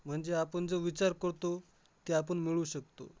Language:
Marathi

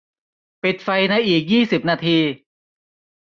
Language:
Thai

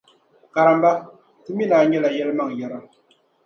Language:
Dagbani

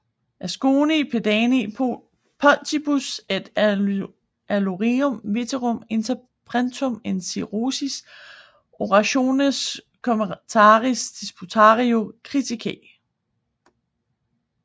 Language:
Danish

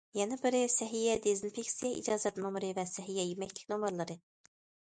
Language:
Uyghur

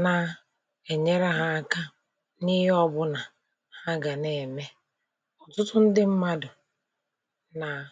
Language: Igbo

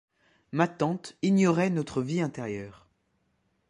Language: French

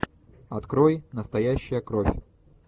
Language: Russian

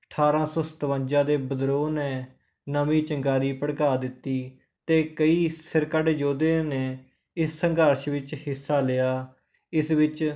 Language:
Punjabi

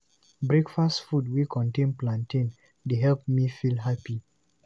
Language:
Nigerian Pidgin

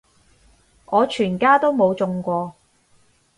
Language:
Cantonese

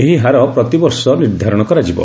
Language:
Odia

